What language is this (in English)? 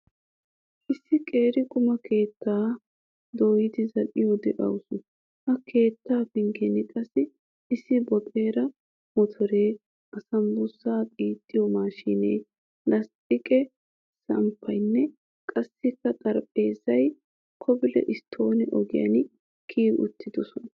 Wolaytta